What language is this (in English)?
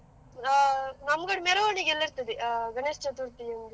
Kannada